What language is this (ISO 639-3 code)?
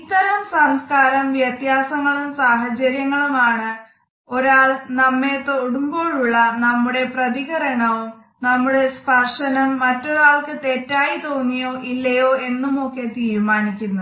mal